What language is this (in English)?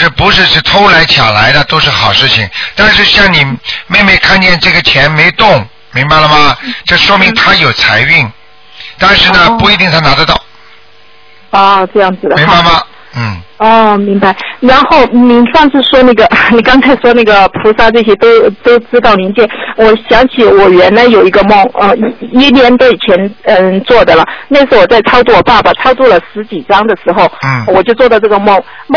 Chinese